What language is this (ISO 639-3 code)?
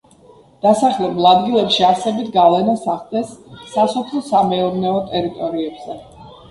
kat